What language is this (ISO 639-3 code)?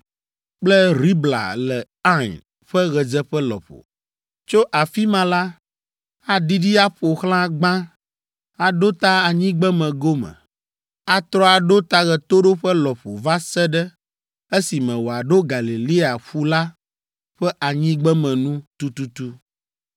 ewe